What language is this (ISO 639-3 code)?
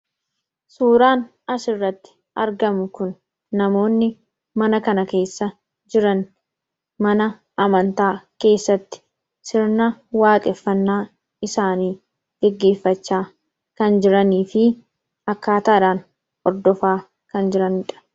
orm